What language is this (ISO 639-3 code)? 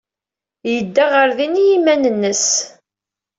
kab